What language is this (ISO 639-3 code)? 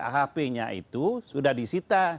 ind